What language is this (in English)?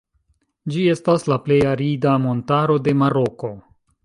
Esperanto